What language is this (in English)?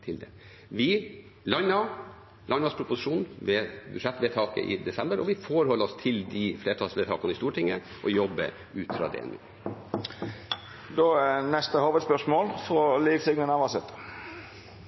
Norwegian